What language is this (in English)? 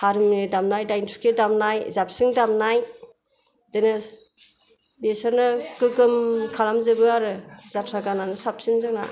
Bodo